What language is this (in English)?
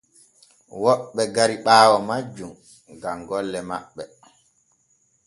Borgu Fulfulde